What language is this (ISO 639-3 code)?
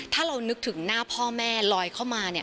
tha